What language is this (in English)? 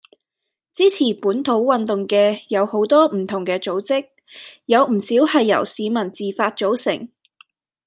Cantonese